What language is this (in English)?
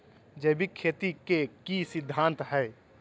Magahi